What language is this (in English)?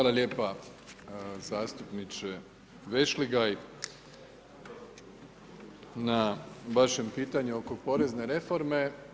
Croatian